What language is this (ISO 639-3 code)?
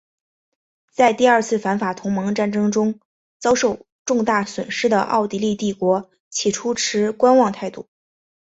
zho